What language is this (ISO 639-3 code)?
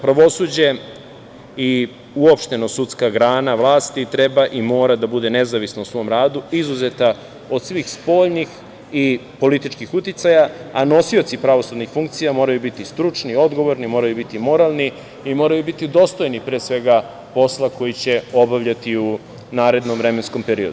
srp